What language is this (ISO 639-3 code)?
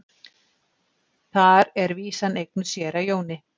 isl